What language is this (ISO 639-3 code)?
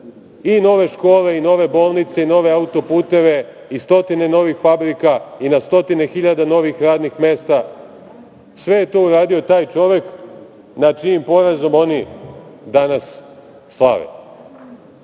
srp